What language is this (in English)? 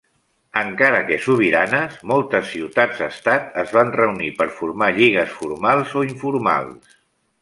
Catalan